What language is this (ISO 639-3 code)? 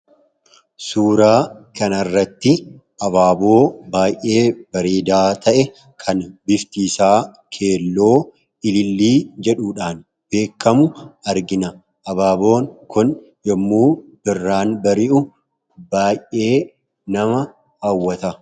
orm